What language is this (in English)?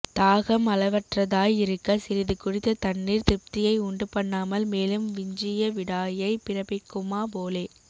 Tamil